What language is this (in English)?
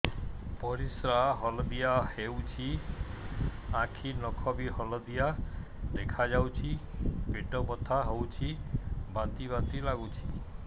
Odia